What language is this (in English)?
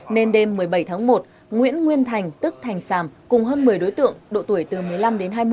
Vietnamese